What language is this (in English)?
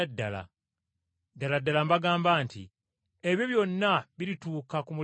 Ganda